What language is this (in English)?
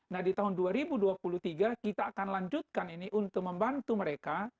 Indonesian